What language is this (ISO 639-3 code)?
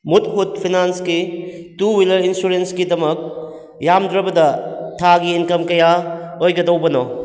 mni